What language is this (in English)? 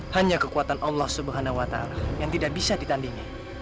Indonesian